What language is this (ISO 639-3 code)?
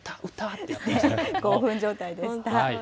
jpn